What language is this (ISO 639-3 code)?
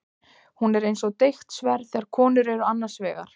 isl